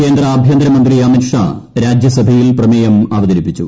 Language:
Malayalam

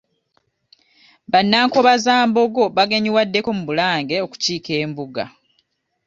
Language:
Ganda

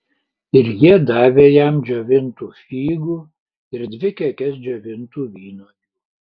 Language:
Lithuanian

